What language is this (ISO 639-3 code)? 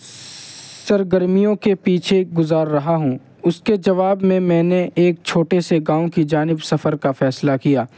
urd